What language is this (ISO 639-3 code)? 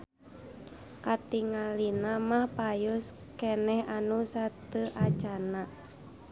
sun